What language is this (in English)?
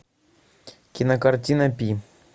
Russian